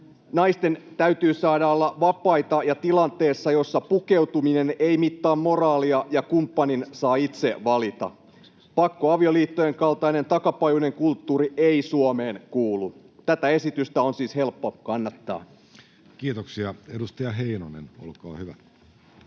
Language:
Finnish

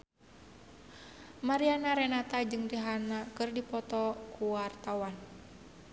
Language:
Sundanese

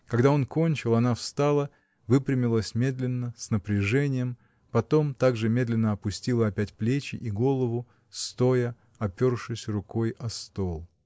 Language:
Russian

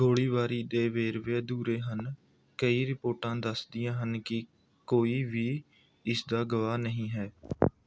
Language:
Punjabi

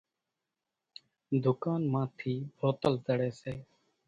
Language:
Kachi Koli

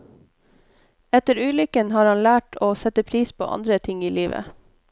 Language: Norwegian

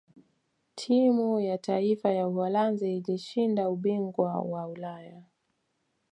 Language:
Swahili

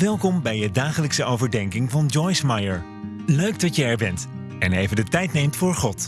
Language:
Dutch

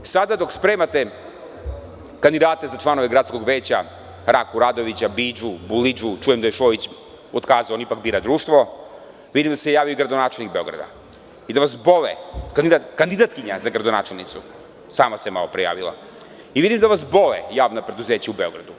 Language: Serbian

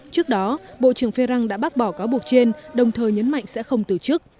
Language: Vietnamese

